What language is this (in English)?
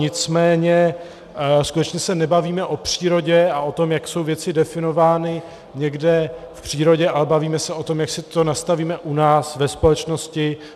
Czech